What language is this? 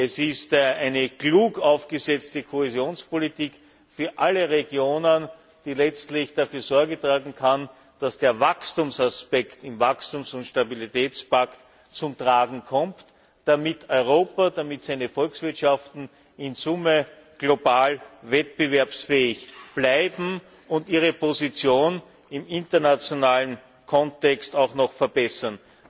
German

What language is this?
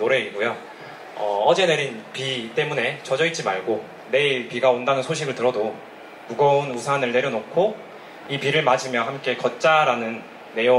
Korean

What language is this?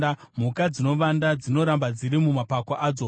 Shona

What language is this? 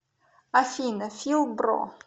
Russian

